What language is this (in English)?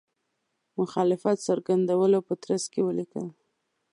Pashto